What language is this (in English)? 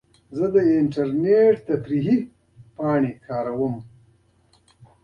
Pashto